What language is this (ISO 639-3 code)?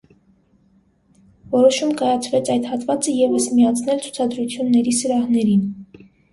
hye